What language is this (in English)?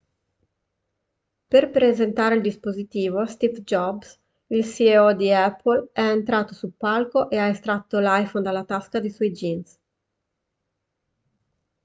Italian